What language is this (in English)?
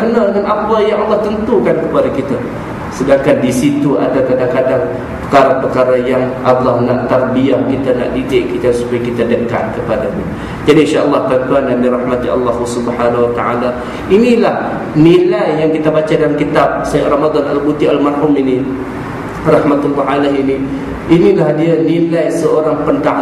Malay